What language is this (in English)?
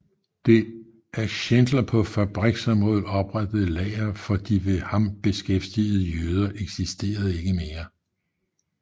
Danish